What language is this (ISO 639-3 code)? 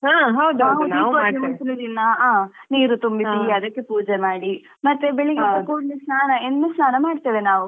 kan